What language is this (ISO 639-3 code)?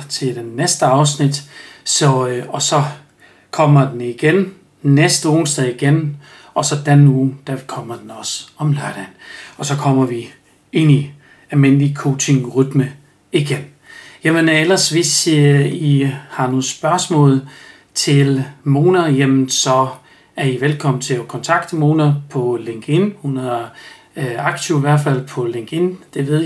dan